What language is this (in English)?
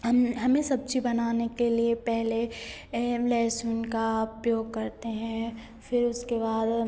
Hindi